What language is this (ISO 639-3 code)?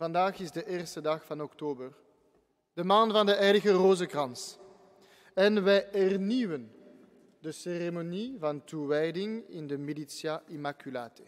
nld